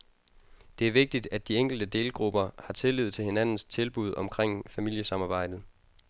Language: Danish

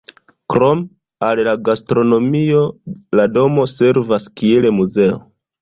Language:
Esperanto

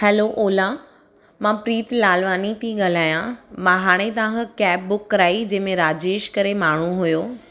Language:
Sindhi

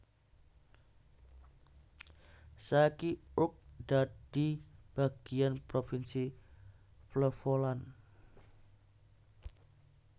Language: Javanese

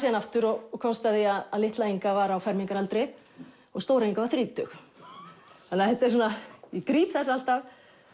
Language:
Icelandic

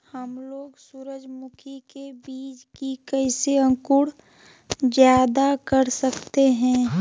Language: Magahi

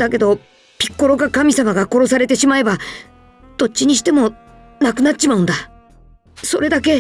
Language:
Japanese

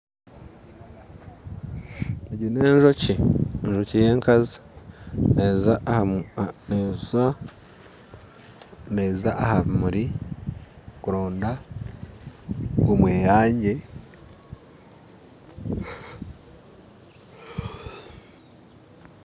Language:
Nyankole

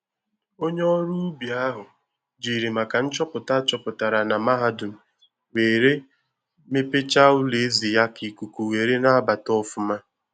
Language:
Igbo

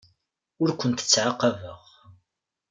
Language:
Kabyle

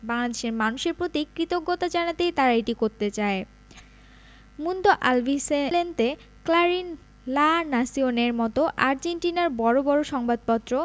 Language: Bangla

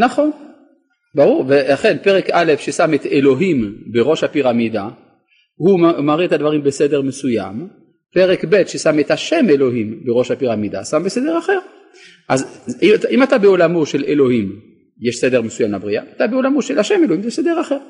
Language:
Hebrew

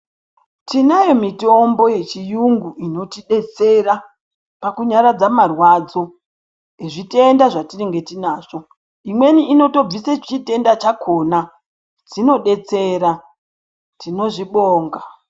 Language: Ndau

